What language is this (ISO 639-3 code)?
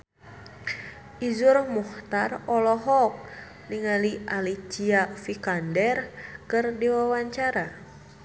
sun